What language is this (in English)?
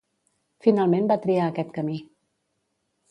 Catalan